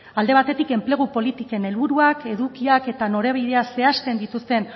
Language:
Basque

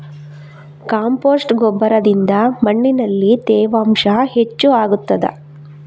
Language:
Kannada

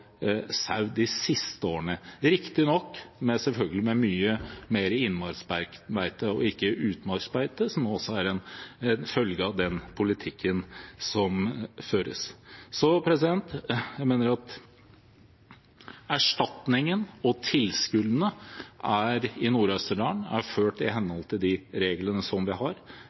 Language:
Norwegian Bokmål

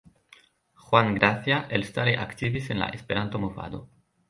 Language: Esperanto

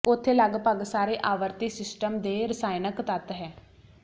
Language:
Punjabi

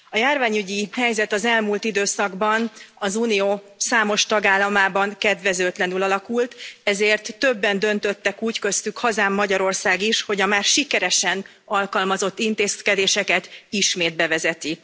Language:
Hungarian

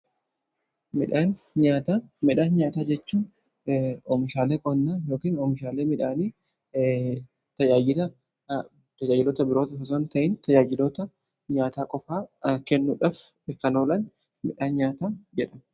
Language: Oromo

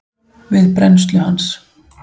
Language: Icelandic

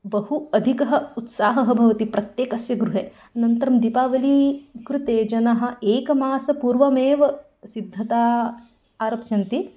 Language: Sanskrit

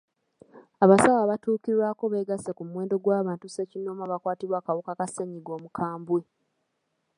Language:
Ganda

